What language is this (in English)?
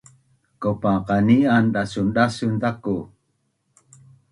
Bunun